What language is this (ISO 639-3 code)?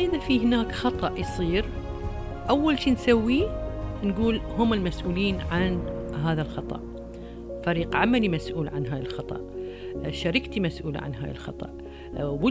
ara